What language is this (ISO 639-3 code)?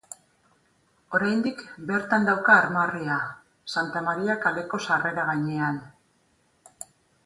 eus